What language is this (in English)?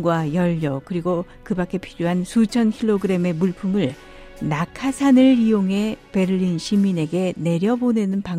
Korean